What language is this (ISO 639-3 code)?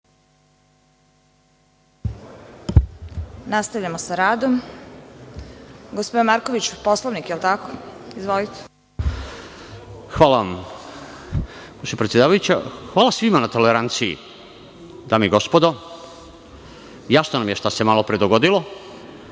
srp